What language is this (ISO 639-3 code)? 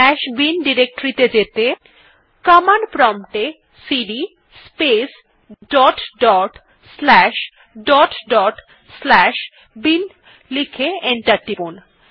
ben